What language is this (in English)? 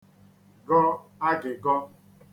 Igbo